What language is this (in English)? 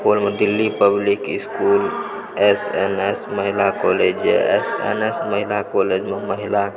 Maithili